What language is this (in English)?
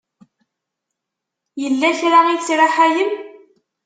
Kabyle